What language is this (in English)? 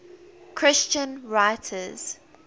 English